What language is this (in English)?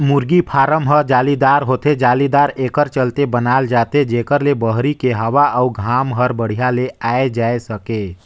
Chhattisgarhi